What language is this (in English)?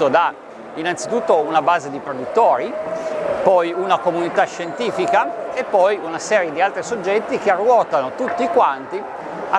Italian